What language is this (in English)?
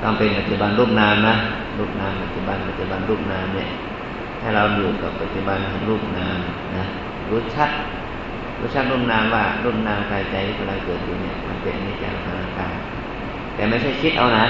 Thai